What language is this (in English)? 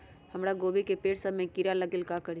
Magahi